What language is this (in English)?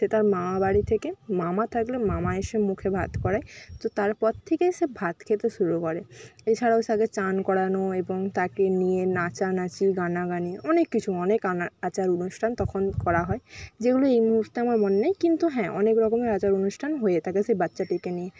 Bangla